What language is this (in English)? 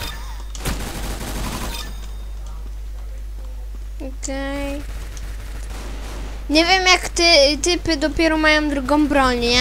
Polish